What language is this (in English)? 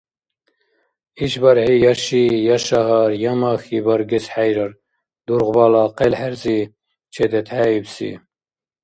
Dargwa